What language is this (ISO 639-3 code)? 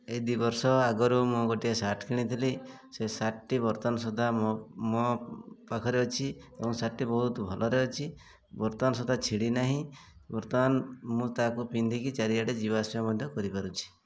ori